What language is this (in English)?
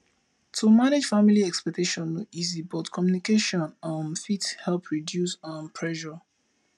Nigerian Pidgin